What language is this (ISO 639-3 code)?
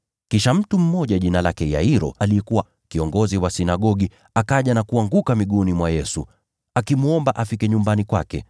swa